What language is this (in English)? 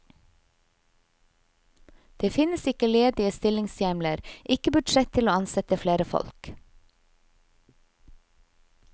Norwegian